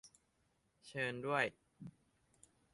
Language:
Thai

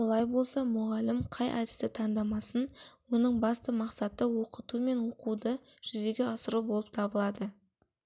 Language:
Kazakh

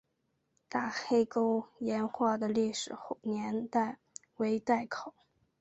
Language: Chinese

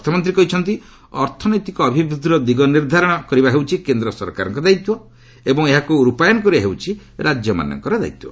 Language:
Odia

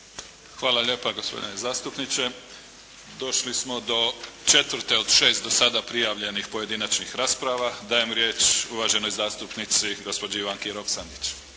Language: Croatian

